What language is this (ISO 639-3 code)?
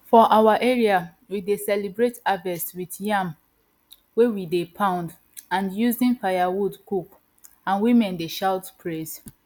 pcm